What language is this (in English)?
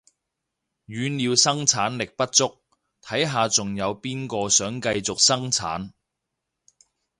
Cantonese